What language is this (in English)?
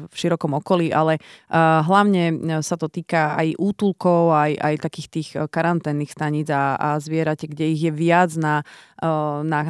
Slovak